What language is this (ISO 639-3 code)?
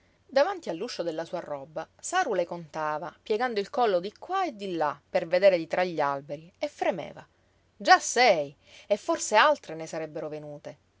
ita